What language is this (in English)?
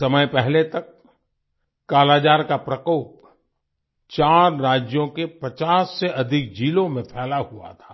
Hindi